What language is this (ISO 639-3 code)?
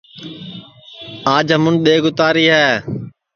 ssi